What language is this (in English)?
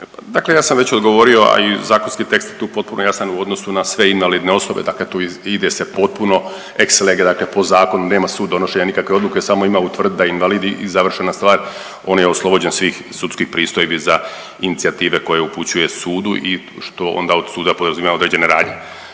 Croatian